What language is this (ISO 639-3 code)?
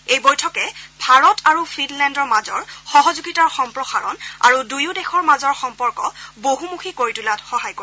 asm